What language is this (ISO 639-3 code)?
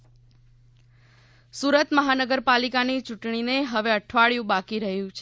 guj